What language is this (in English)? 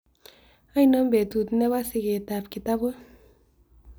Kalenjin